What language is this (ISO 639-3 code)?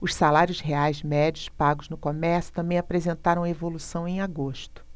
por